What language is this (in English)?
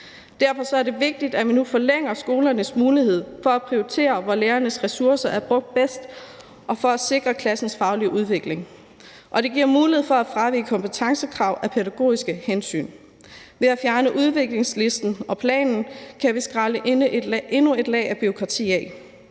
Danish